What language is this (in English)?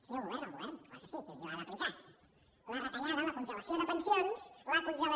Catalan